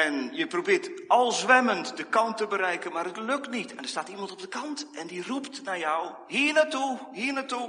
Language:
Dutch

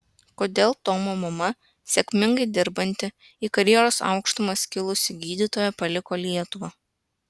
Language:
Lithuanian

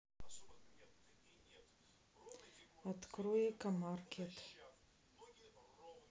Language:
Russian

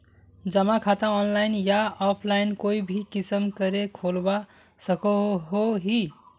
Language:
Magahi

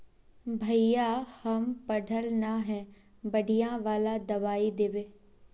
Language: Magahi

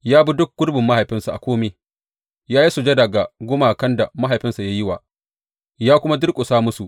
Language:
Hausa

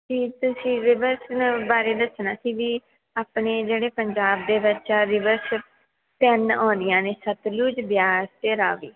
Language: Punjabi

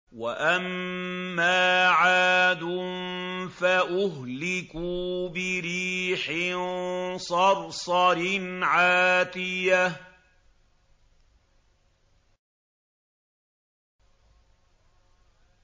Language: Arabic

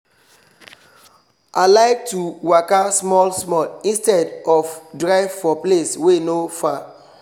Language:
Nigerian Pidgin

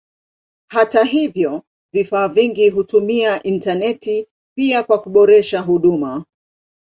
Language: Swahili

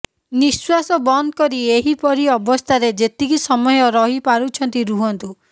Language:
Odia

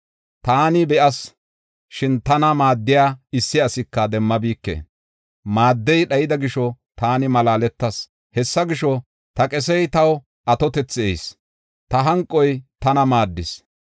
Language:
Gofa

